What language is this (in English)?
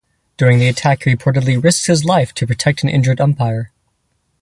English